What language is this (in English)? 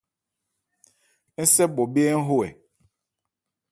Ebrié